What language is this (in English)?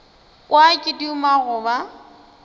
Northern Sotho